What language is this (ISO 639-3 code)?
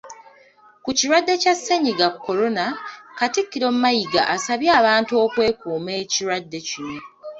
lug